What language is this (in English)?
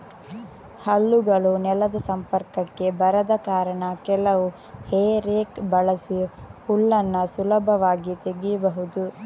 Kannada